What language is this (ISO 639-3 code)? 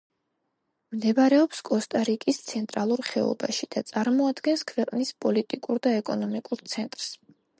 kat